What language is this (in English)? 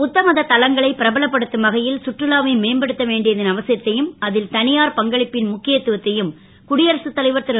Tamil